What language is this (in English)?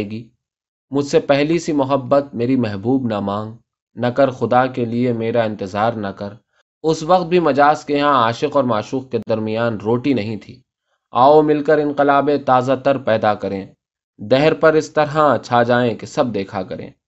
Urdu